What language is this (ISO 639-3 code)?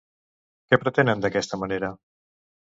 cat